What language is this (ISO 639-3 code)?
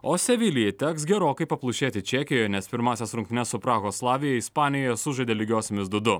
lit